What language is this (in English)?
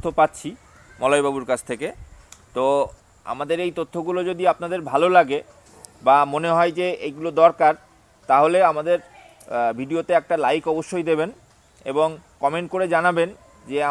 Bangla